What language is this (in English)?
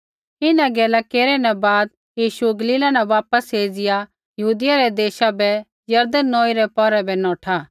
Kullu Pahari